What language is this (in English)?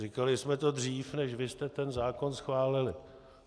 Czech